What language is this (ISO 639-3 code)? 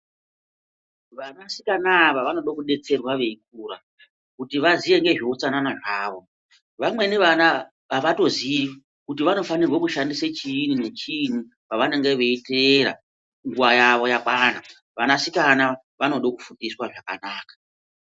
ndc